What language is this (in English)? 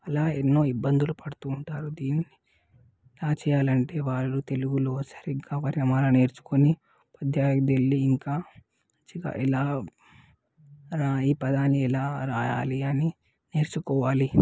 Telugu